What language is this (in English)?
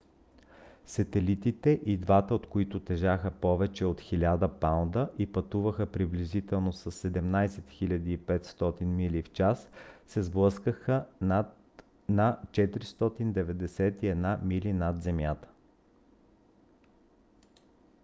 Bulgarian